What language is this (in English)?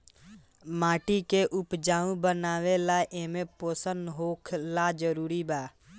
Bhojpuri